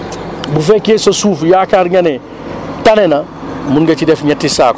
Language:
Wolof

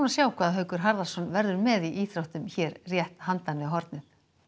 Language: Icelandic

